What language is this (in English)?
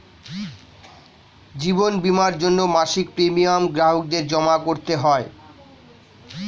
Bangla